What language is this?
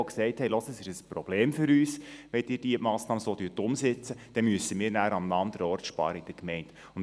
Swiss German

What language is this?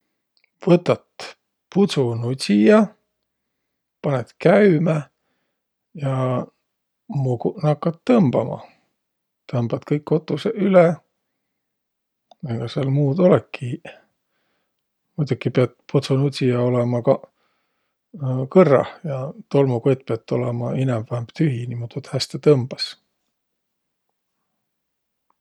Võro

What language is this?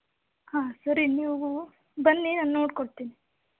Kannada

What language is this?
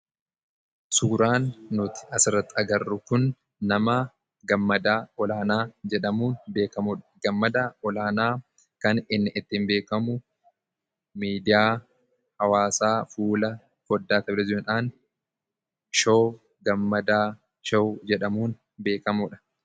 Oromo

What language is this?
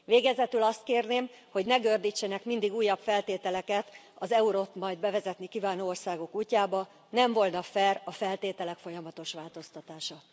Hungarian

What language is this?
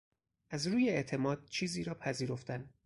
Persian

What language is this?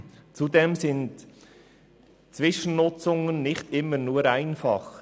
Swiss German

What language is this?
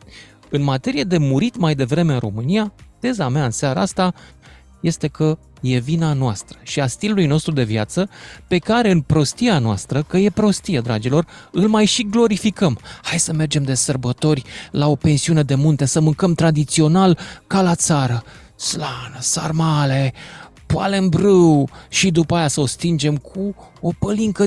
Romanian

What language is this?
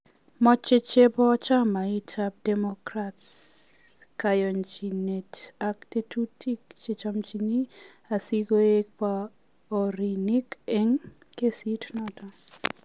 Kalenjin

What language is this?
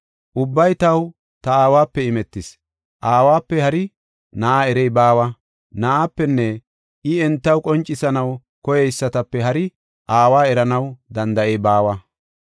Gofa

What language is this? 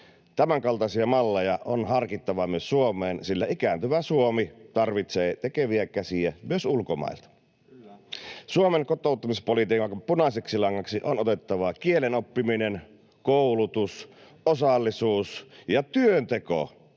Finnish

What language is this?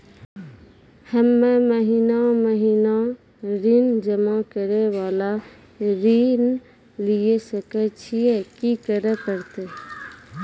Maithili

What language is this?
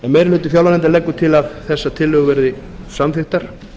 Icelandic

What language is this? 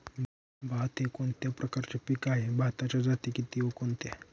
Marathi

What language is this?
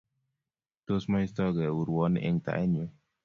Kalenjin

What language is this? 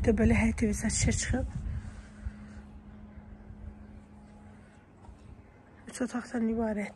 Turkish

